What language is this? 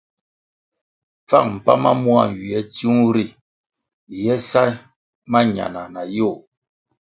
Kwasio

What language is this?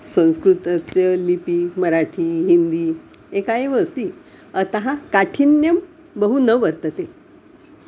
Sanskrit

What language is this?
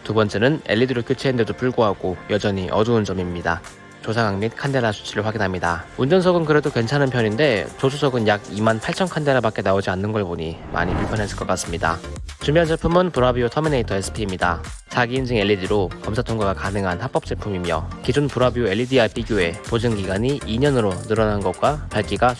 Korean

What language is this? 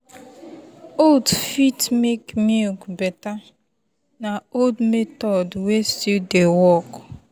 Nigerian Pidgin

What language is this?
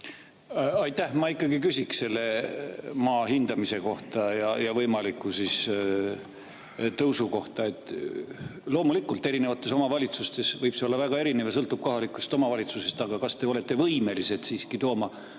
Estonian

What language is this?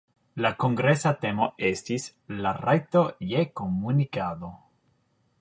Esperanto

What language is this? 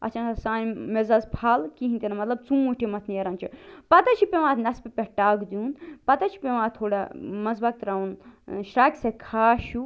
Kashmiri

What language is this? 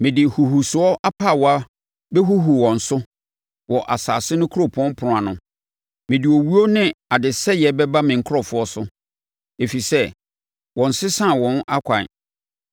Akan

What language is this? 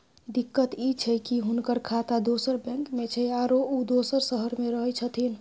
Maithili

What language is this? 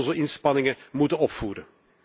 Dutch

